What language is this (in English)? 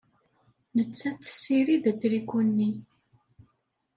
Kabyle